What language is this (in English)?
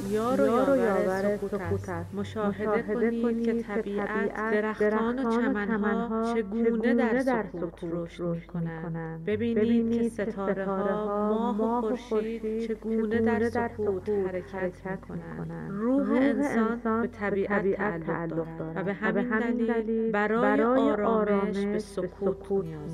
Persian